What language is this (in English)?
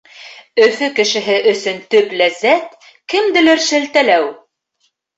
Bashkir